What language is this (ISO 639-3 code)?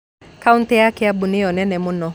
kik